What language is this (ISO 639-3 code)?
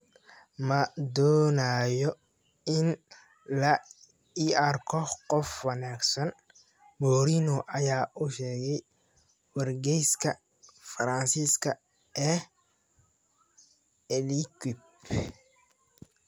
som